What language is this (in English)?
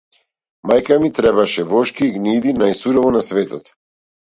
Macedonian